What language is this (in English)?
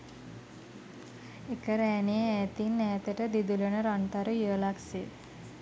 Sinhala